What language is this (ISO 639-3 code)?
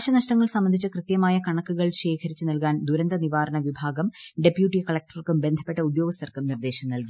mal